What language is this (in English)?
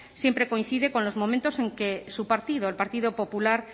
Spanish